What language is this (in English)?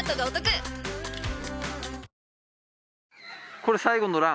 Japanese